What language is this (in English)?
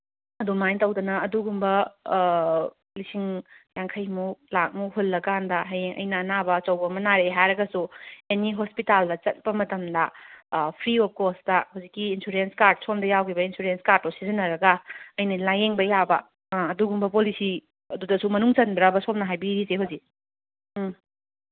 Manipuri